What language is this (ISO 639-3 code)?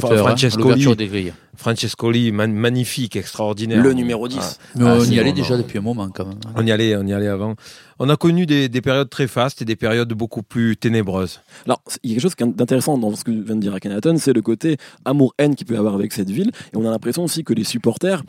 fra